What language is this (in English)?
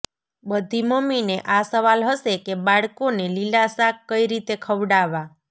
Gujarati